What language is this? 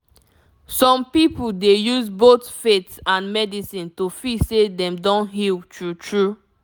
Nigerian Pidgin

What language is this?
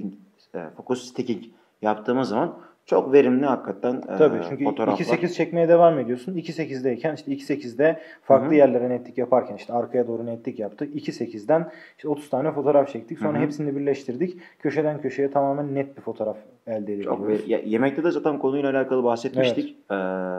Turkish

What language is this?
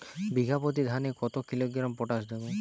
Bangla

